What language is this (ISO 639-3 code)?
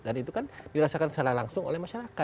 ind